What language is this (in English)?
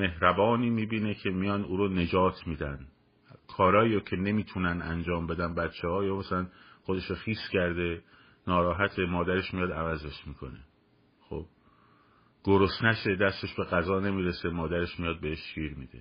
Persian